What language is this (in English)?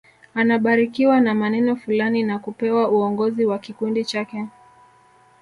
Swahili